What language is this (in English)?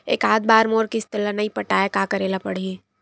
Chhattisgarhi